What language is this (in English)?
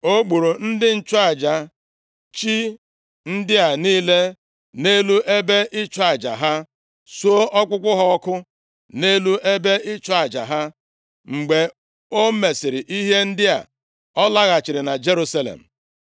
Igbo